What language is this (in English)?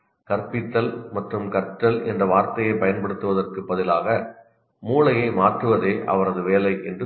Tamil